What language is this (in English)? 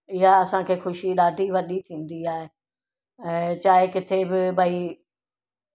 Sindhi